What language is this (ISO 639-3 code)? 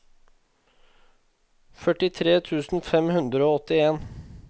nor